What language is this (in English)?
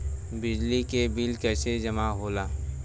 Bhojpuri